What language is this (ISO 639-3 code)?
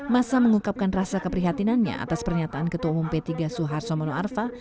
ind